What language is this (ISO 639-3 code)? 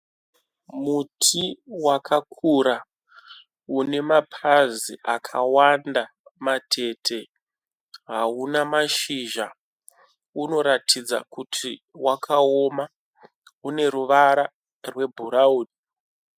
sna